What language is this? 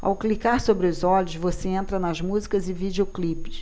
Portuguese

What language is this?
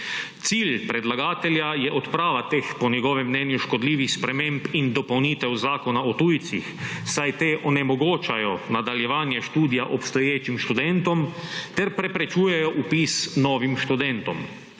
Slovenian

